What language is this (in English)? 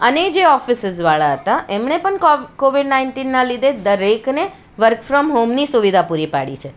Gujarati